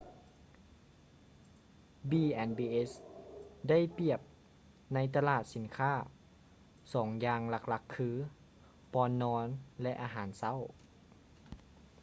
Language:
Lao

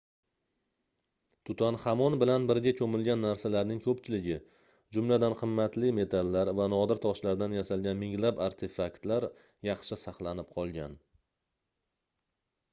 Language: Uzbek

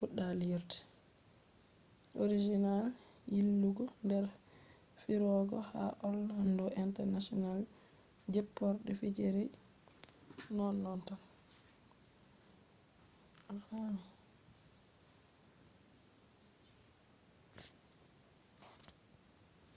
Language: Fula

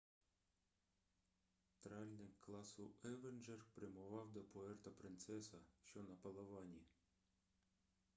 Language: Ukrainian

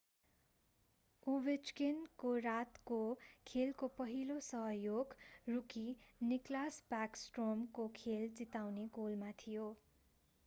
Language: Nepali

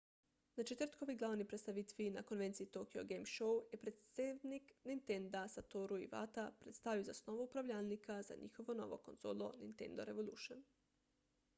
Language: Slovenian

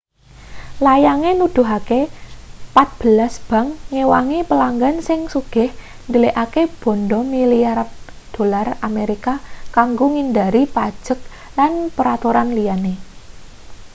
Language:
Javanese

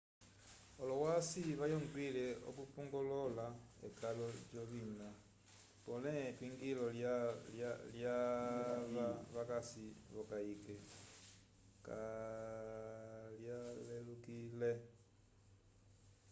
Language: Umbundu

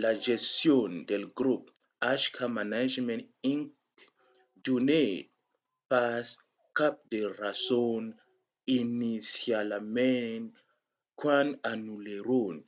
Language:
Occitan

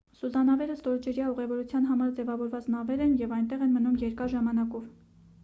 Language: Armenian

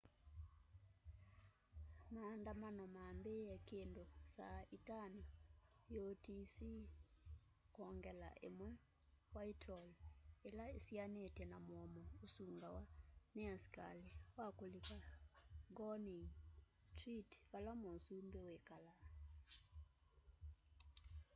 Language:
Kamba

